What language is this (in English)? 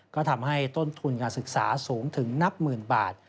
Thai